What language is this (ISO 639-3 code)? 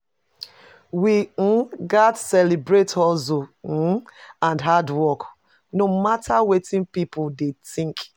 pcm